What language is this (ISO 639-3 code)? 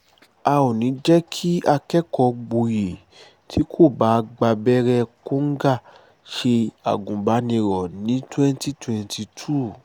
yor